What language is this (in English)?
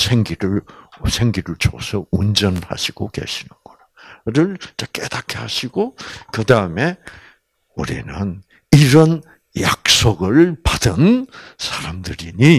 Korean